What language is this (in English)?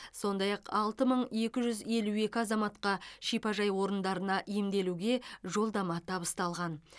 Kazakh